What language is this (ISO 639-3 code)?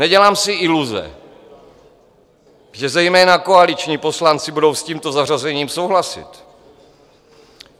ces